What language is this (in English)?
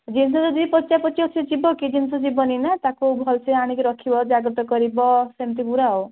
Odia